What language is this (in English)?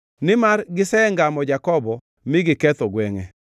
Luo (Kenya and Tanzania)